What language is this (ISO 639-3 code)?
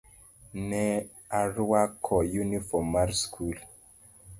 luo